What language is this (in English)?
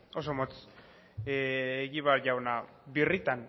Basque